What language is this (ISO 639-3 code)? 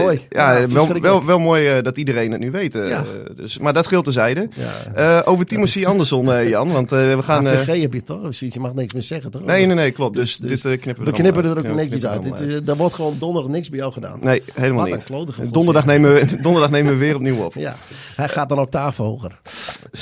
nld